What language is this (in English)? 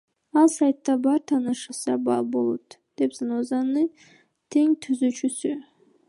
Kyrgyz